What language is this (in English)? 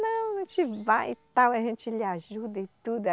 Portuguese